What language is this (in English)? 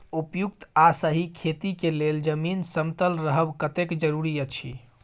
Maithili